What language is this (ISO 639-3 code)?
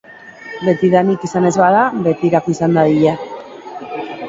eus